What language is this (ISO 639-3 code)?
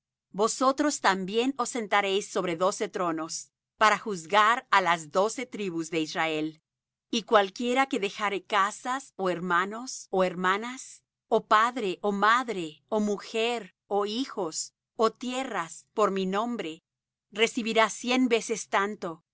spa